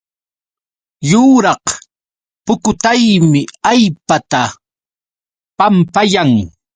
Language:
Yauyos Quechua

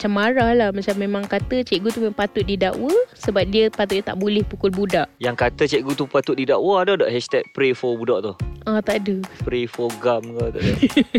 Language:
Malay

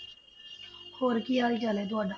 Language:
Punjabi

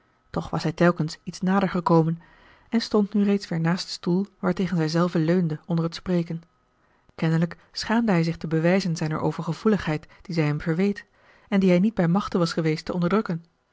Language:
Dutch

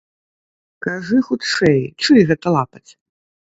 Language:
Belarusian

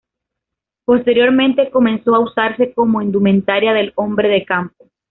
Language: Spanish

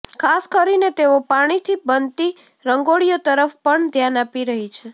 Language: Gujarati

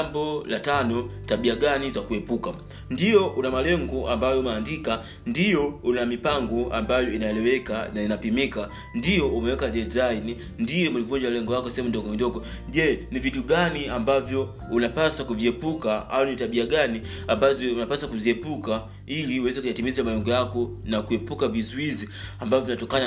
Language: Swahili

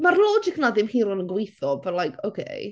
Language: Welsh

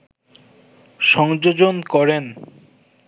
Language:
Bangla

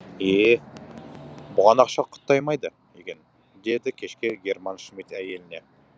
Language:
Kazakh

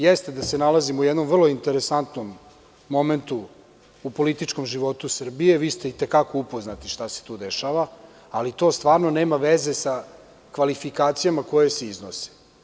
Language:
Serbian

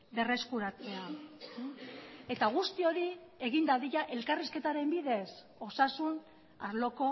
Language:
Basque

